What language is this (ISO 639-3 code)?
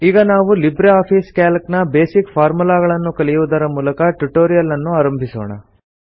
kan